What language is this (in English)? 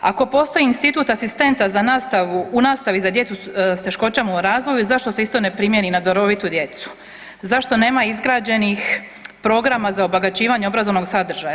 Croatian